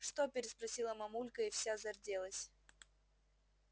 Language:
Russian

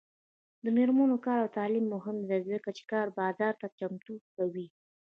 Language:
Pashto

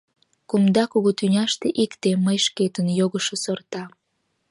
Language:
Mari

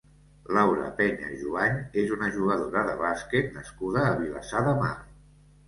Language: Catalan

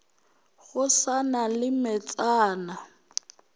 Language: Northern Sotho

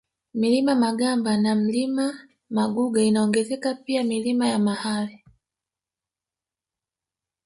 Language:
Swahili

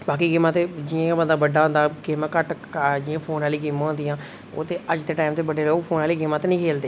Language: Dogri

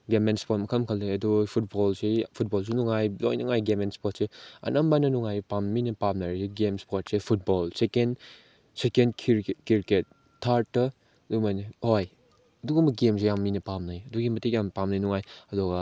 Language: Manipuri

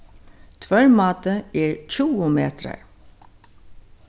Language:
Faroese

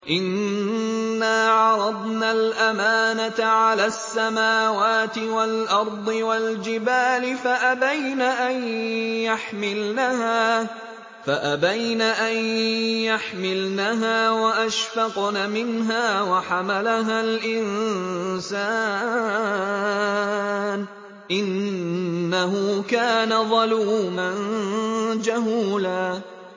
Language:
Arabic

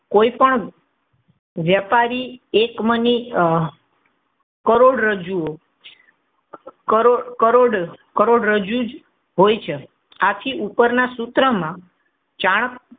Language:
Gujarati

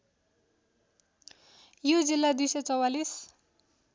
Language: Nepali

